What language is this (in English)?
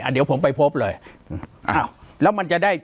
Thai